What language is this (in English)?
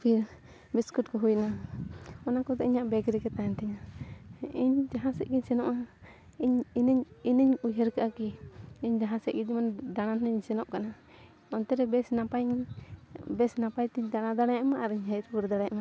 Santali